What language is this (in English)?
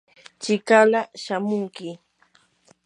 Yanahuanca Pasco Quechua